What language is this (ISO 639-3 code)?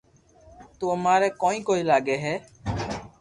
lrk